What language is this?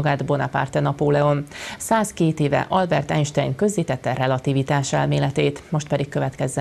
Hungarian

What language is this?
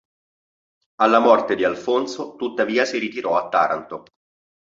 Italian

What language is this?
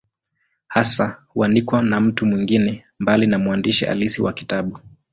Swahili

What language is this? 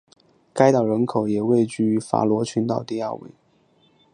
Chinese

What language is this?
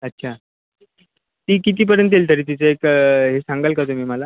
Marathi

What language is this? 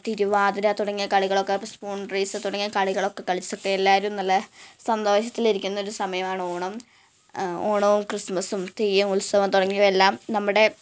Malayalam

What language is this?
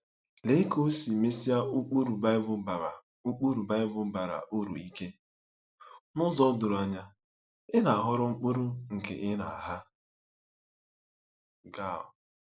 Igbo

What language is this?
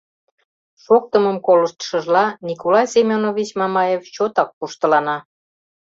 Mari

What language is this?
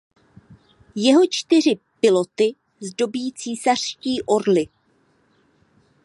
Czech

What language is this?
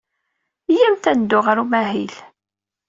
Kabyle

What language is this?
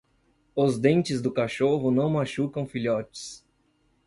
Portuguese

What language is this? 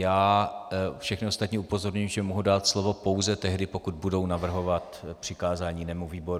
Czech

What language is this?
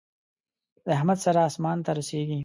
Pashto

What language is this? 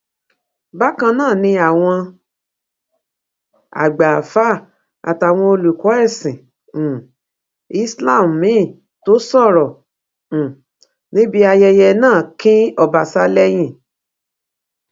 Yoruba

